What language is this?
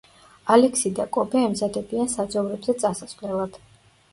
Georgian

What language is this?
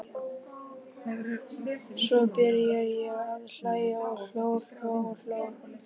Icelandic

